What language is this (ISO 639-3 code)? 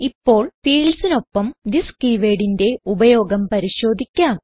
mal